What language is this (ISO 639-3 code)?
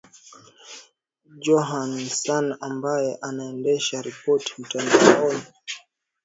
swa